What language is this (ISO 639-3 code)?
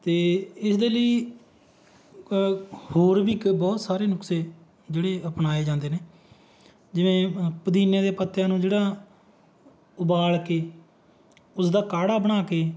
pan